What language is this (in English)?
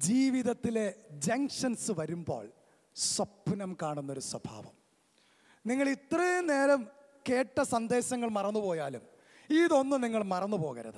Malayalam